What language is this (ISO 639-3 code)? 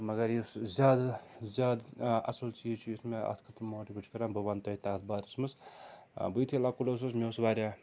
kas